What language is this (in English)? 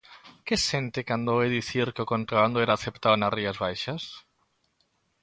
Galician